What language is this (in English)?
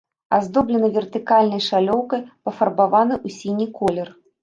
Belarusian